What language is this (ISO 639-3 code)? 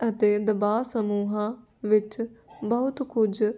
pan